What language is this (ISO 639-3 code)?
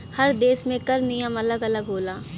bho